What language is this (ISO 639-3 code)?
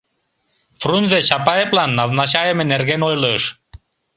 chm